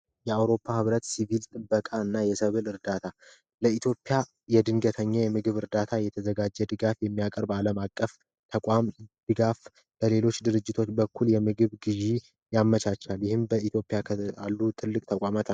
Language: Amharic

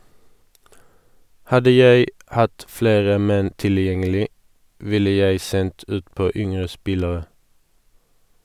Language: Norwegian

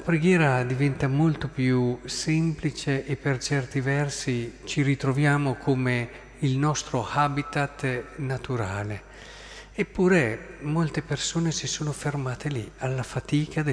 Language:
Italian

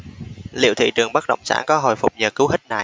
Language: Vietnamese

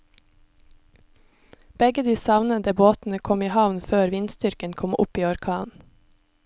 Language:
Norwegian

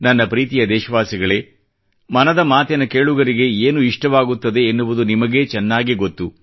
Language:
Kannada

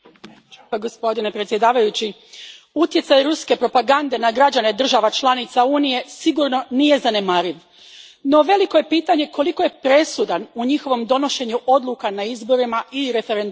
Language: Croatian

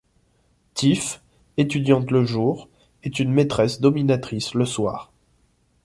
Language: French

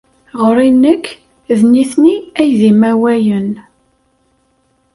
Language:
Kabyle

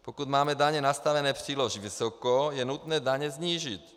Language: Czech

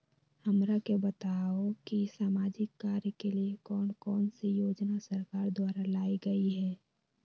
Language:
Magahi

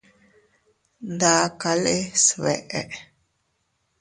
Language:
Teutila Cuicatec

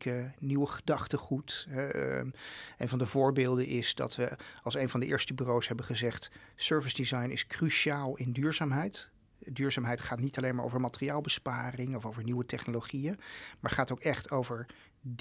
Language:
Dutch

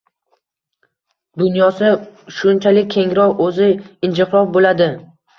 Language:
Uzbek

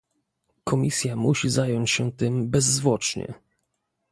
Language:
Polish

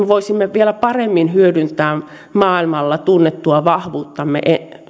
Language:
Finnish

